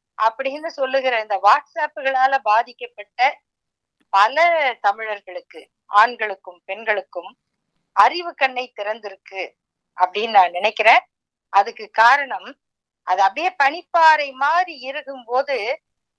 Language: Tamil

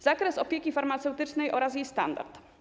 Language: Polish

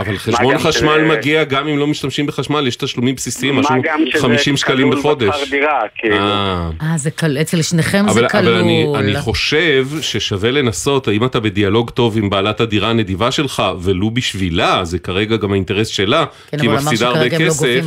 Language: Hebrew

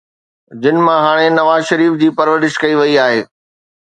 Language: Sindhi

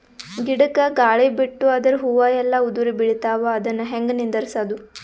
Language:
Kannada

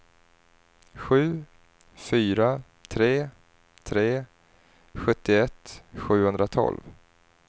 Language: Swedish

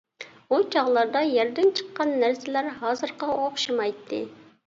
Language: Uyghur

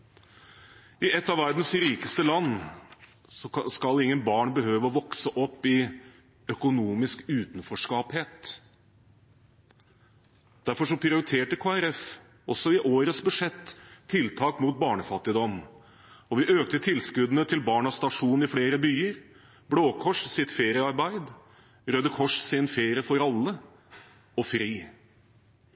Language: Norwegian Bokmål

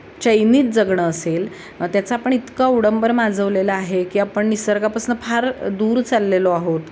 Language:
Marathi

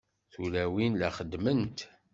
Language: Kabyle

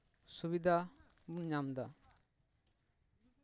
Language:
Santali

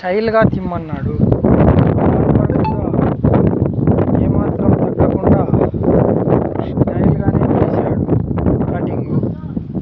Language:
Telugu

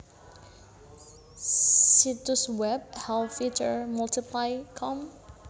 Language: Javanese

